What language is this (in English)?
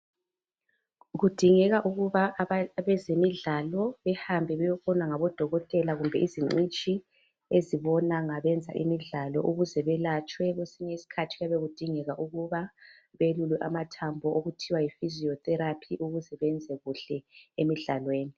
North Ndebele